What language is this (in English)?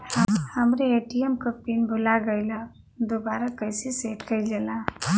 Bhojpuri